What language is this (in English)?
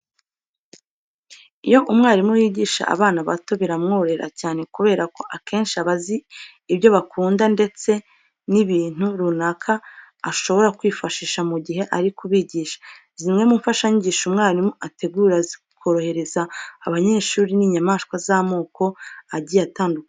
Kinyarwanda